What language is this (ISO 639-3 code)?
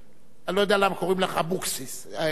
heb